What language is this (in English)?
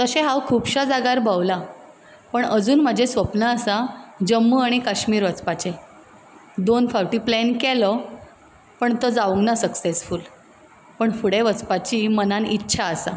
Konkani